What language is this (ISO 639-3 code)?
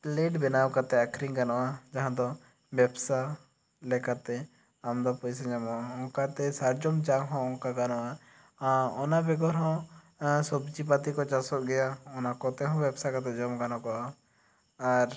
sat